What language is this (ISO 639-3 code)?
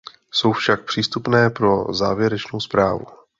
ces